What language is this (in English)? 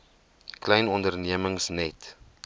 Afrikaans